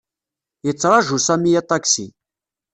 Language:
Kabyle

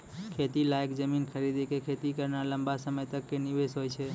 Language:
Maithili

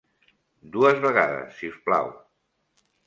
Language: Catalan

